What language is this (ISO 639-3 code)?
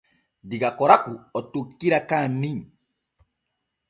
fue